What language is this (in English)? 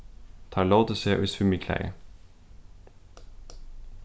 Faroese